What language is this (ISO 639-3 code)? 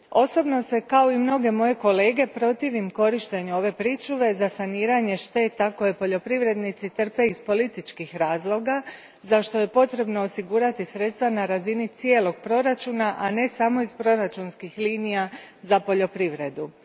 hrv